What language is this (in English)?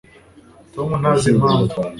Kinyarwanda